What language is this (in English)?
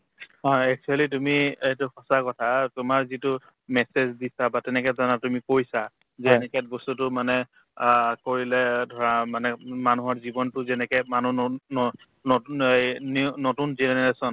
Assamese